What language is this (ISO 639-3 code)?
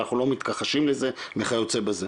heb